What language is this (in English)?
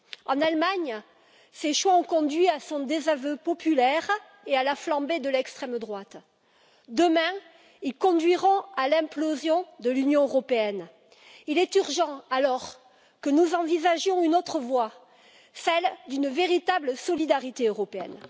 French